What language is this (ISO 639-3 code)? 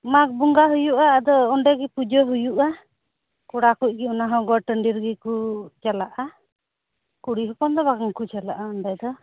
sat